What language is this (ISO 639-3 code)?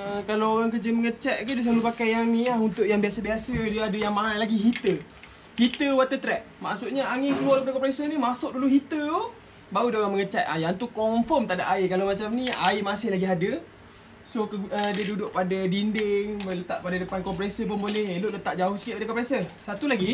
msa